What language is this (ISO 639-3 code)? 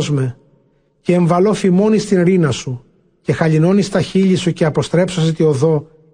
ell